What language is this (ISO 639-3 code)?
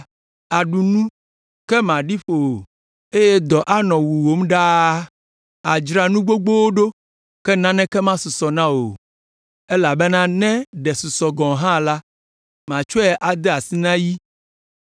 ewe